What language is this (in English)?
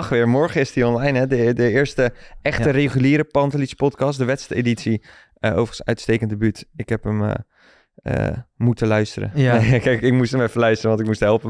Dutch